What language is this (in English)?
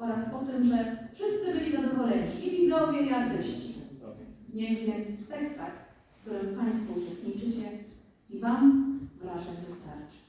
Polish